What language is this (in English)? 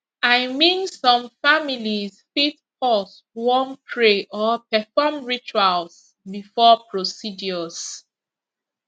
Nigerian Pidgin